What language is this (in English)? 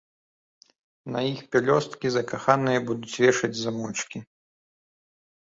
Belarusian